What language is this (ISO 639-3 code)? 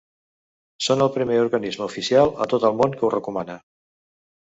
cat